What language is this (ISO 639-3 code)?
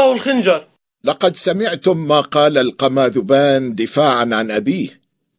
ara